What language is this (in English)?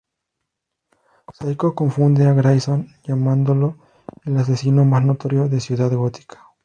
Spanish